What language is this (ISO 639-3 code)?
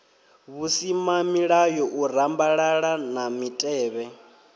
ven